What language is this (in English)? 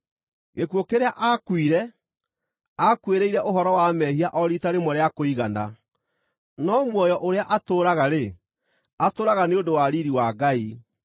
Kikuyu